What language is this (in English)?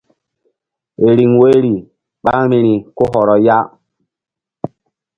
Mbum